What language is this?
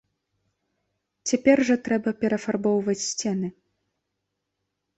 Belarusian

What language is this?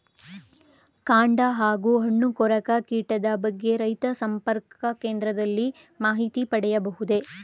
Kannada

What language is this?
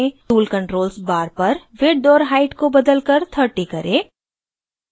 Hindi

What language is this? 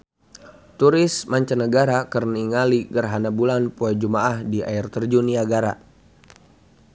Sundanese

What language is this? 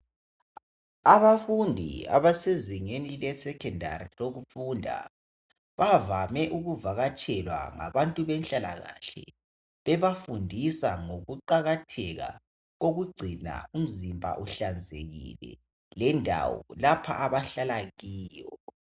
North Ndebele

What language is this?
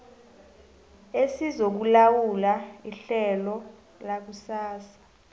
South Ndebele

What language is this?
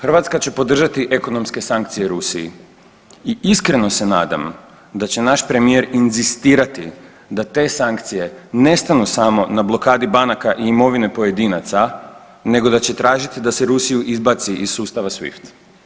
Croatian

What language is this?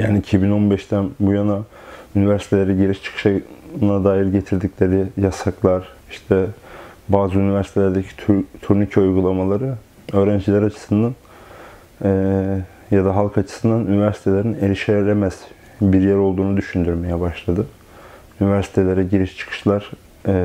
Turkish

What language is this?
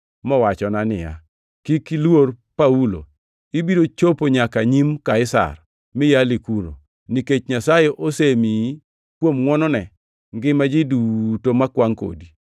Luo (Kenya and Tanzania)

